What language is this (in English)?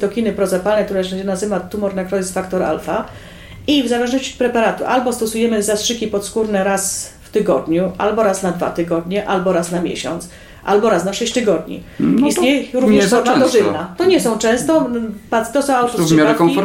Polish